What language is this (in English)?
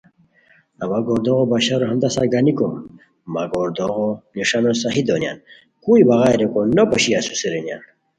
Khowar